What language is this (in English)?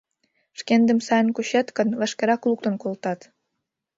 Mari